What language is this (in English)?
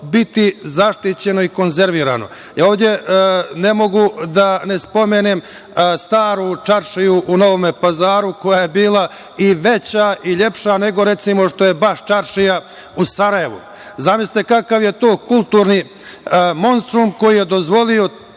Serbian